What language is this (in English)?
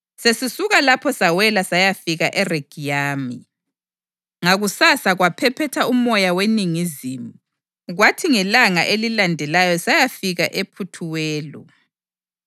North Ndebele